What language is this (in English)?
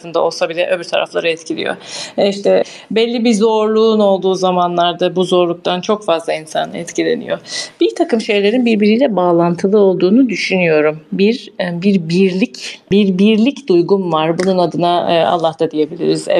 Turkish